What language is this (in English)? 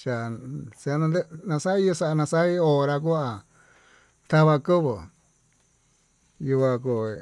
Tututepec Mixtec